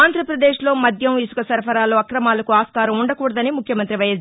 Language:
Telugu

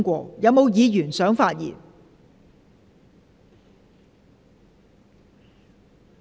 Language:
Cantonese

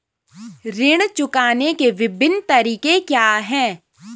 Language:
Hindi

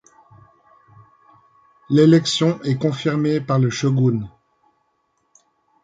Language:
French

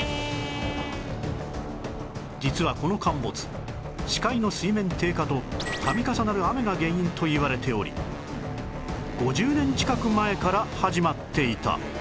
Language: Japanese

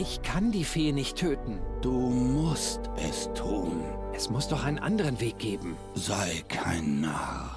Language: German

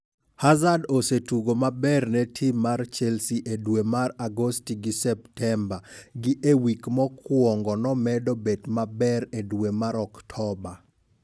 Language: Luo (Kenya and Tanzania)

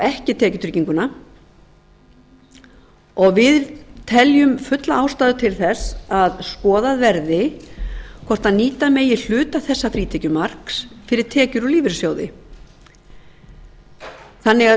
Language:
Icelandic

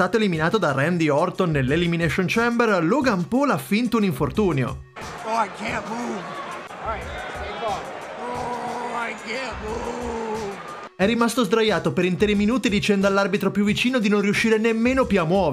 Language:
Italian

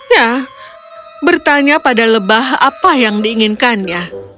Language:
Indonesian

